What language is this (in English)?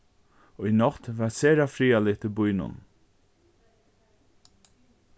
Faroese